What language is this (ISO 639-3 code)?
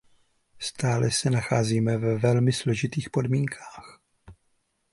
ces